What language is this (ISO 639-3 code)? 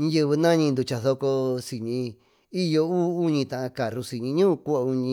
mtu